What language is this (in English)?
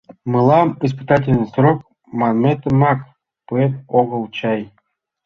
Mari